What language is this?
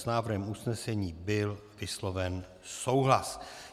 Czech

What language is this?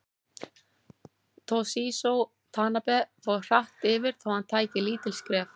Icelandic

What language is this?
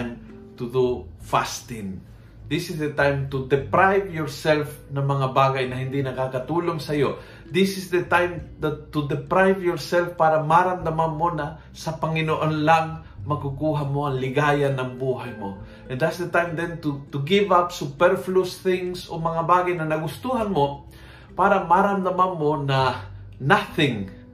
Filipino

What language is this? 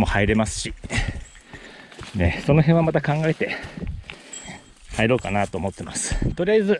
Japanese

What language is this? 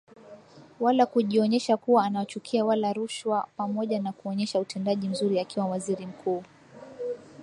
Swahili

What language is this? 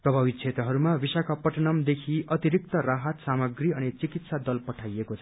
Nepali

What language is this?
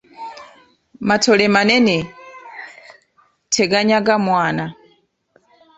Ganda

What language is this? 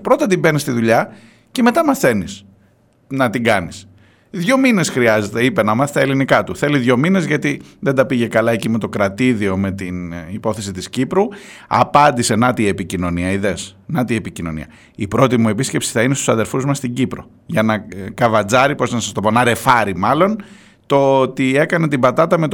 Greek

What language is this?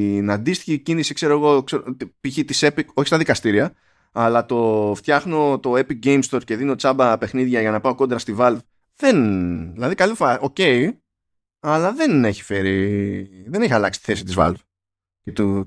Greek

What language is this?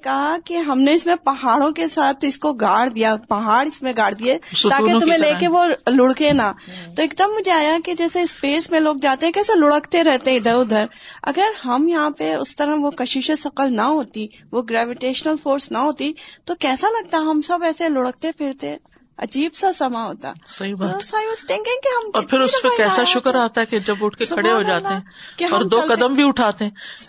Urdu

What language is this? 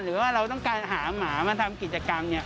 Thai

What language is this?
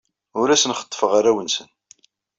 Kabyle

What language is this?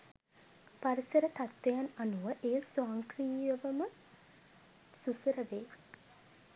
Sinhala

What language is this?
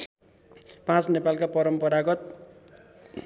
Nepali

